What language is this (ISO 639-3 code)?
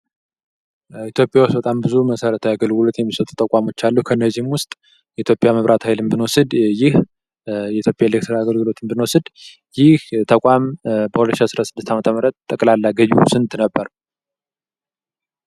amh